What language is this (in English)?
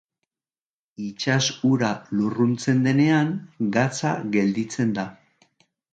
Basque